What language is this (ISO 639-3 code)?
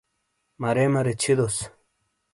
scl